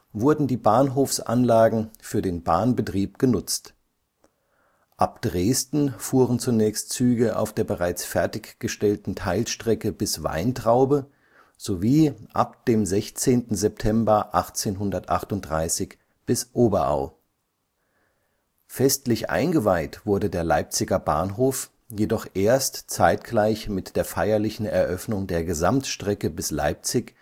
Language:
German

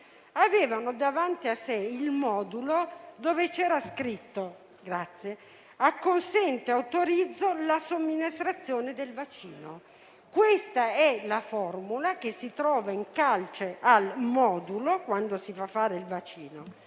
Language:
Italian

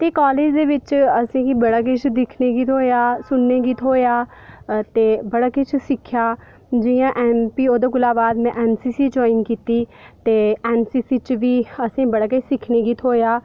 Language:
Dogri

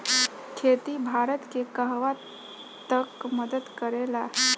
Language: Bhojpuri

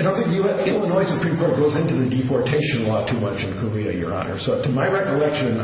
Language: English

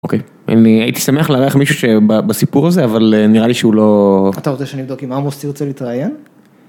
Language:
Hebrew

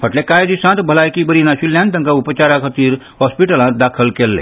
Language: Konkani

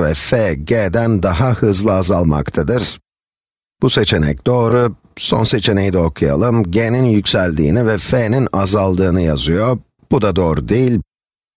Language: Turkish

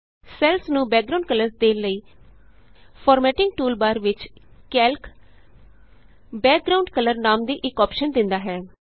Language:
Punjabi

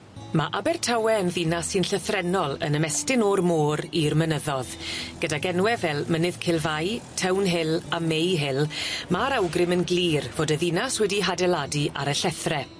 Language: Welsh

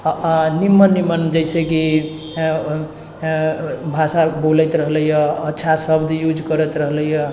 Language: Maithili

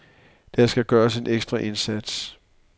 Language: Danish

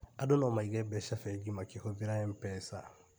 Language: Kikuyu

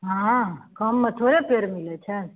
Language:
Maithili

